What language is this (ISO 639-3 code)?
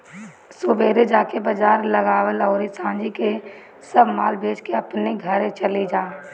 bho